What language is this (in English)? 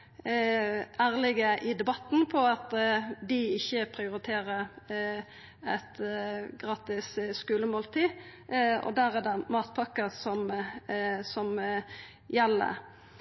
Norwegian Nynorsk